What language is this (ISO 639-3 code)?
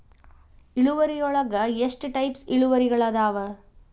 kan